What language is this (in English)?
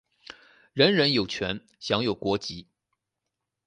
Chinese